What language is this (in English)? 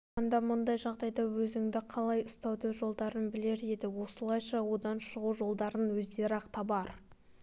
Kazakh